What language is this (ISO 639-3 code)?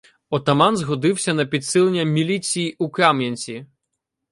ukr